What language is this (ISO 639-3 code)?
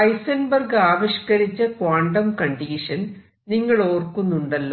mal